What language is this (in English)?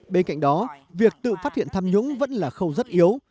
Vietnamese